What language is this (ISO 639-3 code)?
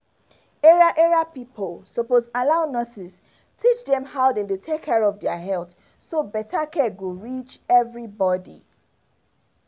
pcm